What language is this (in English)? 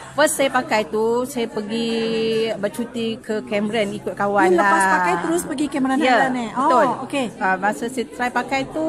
Malay